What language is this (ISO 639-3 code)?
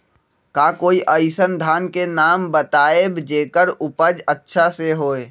mag